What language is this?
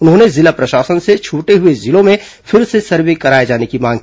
Hindi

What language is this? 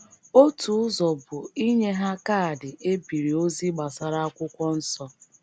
Igbo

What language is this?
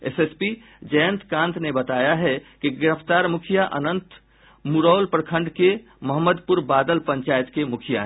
Hindi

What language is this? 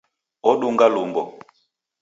Taita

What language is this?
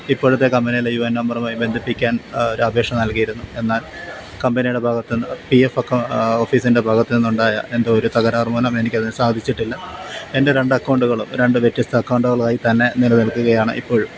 Malayalam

